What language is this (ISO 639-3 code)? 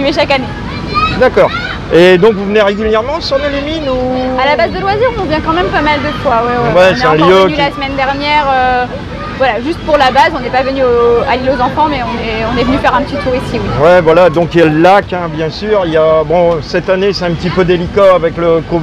fra